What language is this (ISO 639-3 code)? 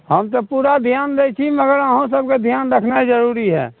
mai